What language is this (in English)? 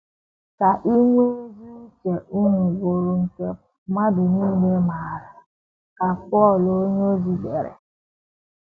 Igbo